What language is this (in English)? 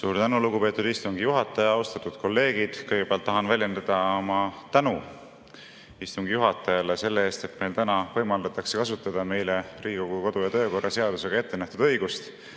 Estonian